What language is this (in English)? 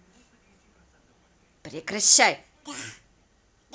Russian